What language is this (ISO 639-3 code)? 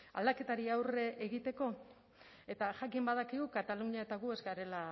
eus